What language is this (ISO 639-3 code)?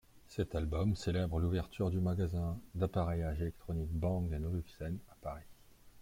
fra